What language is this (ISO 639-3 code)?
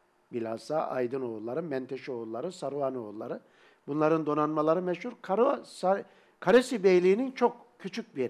tur